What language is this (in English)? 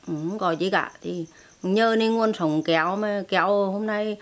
Vietnamese